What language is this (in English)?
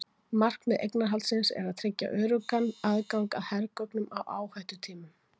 Icelandic